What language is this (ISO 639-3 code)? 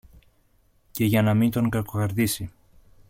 ell